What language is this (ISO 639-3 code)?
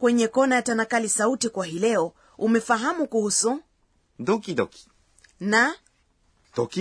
swa